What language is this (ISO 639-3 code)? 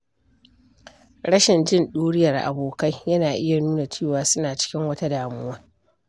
hau